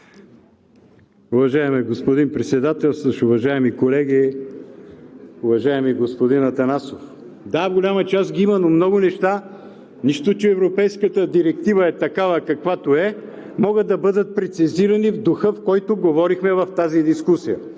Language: Bulgarian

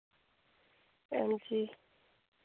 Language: Dogri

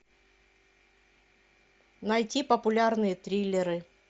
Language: Russian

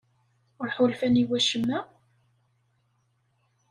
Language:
Kabyle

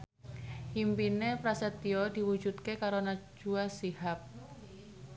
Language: Javanese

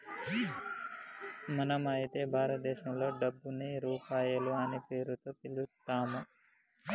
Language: Telugu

